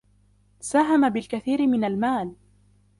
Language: Arabic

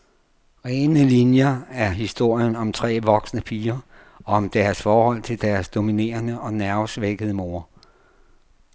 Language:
Danish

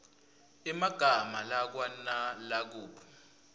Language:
Swati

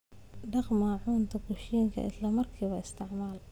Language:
Somali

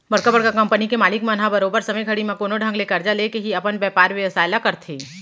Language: Chhattisgarhi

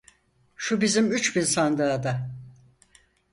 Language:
Turkish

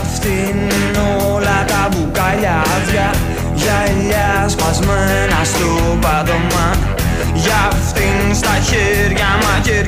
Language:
Greek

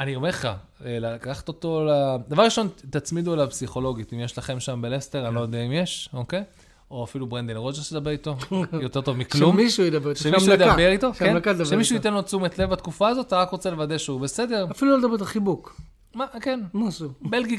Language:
Hebrew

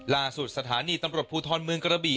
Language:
Thai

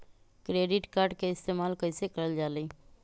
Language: Magahi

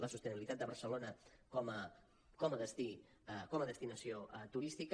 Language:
Catalan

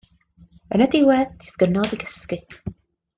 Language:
Welsh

